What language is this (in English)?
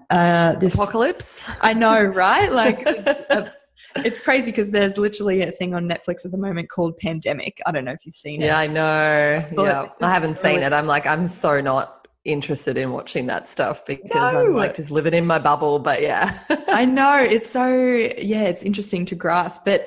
English